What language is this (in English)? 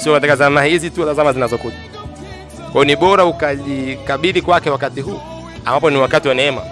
Swahili